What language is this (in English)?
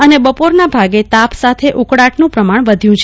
Gujarati